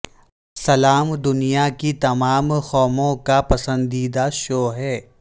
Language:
Urdu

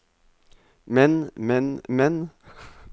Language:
Norwegian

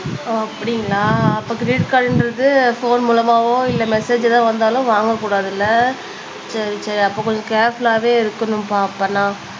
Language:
Tamil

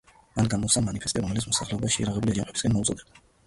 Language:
Georgian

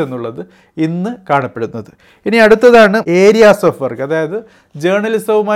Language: Malayalam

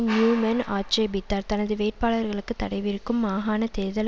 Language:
Tamil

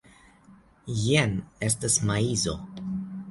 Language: Esperanto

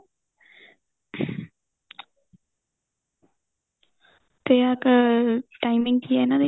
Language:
Punjabi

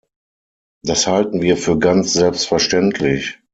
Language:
German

